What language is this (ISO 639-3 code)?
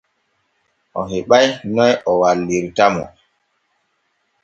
fue